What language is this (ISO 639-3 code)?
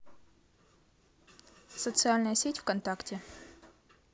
rus